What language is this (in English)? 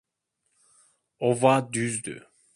Turkish